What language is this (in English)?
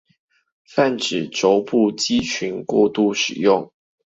Chinese